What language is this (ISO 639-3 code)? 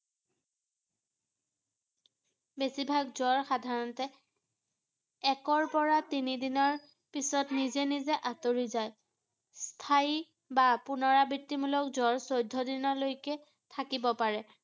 asm